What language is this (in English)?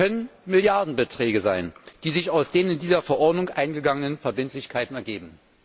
German